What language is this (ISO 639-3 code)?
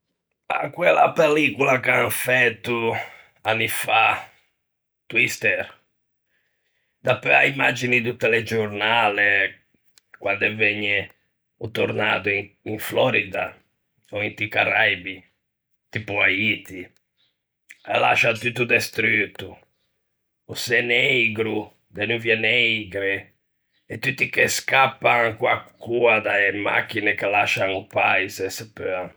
lij